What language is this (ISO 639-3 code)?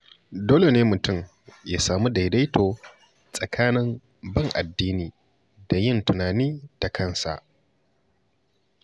hau